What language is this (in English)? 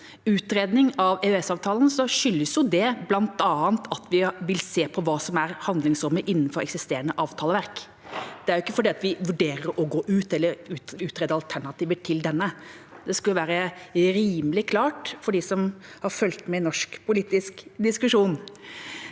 Norwegian